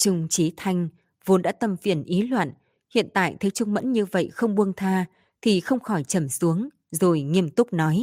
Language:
Vietnamese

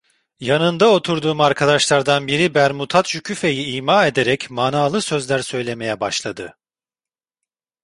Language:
Turkish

